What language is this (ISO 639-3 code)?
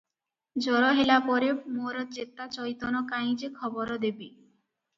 ori